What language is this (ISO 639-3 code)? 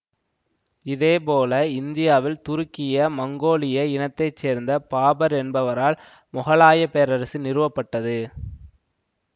tam